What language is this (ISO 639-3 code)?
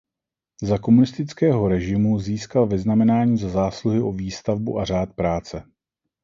ces